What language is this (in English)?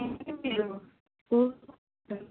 Telugu